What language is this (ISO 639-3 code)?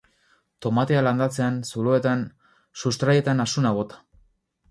eus